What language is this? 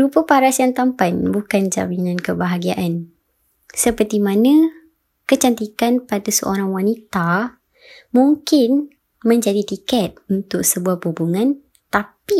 Malay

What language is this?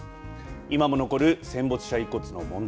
Japanese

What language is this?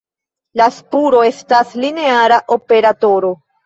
Esperanto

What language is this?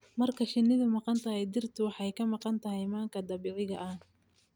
Somali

